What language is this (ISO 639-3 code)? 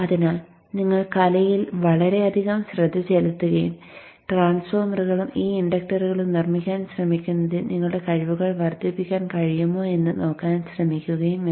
mal